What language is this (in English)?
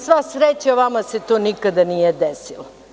Serbian